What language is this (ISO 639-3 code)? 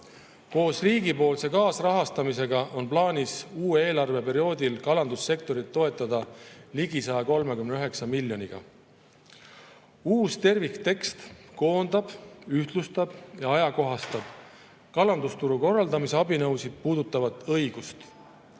est